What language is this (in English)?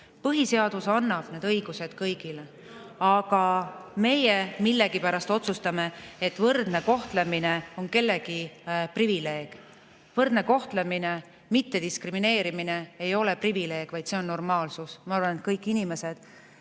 Estonian